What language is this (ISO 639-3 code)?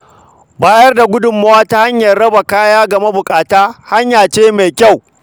hau